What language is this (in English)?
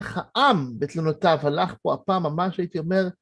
Hebrew